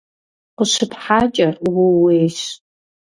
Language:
Kabardian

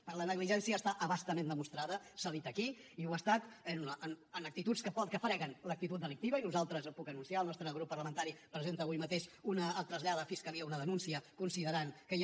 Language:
Catalan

